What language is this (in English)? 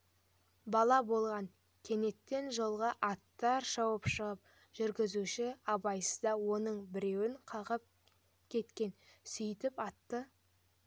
Kazakh